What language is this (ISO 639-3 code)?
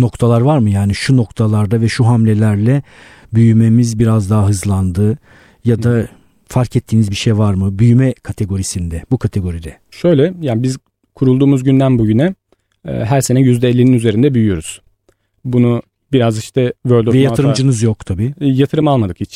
tur